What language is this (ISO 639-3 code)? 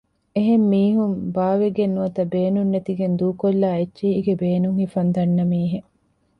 div